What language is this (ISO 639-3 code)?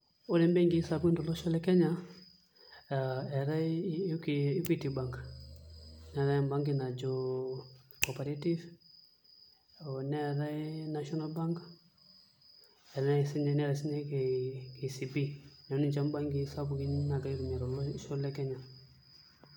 mas